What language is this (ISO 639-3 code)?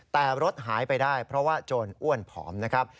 tha